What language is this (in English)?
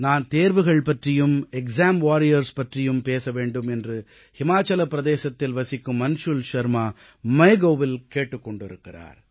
Tamil